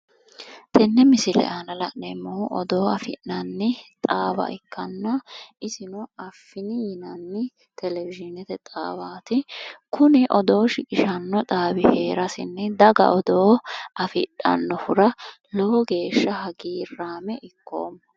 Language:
Sidamo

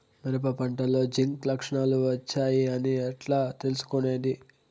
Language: Telugu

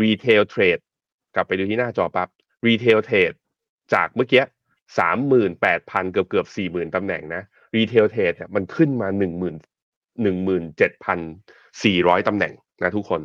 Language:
Thai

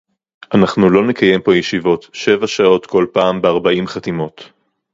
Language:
Hebrew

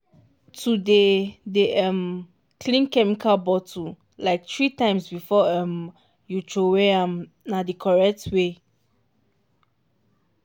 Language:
Nigerian Pidgin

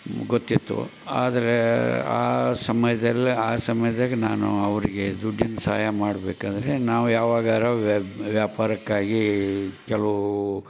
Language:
Kannada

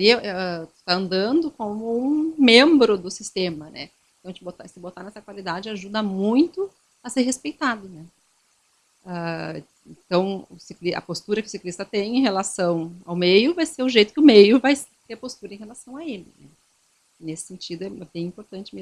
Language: Portuguese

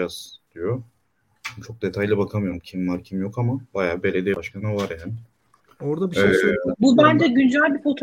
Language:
Turkish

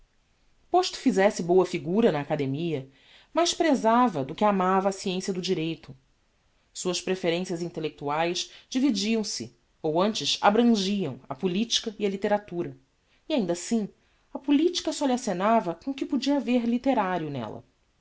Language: Portuguese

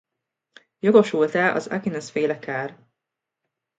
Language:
Hungarian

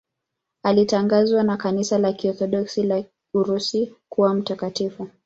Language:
Swahili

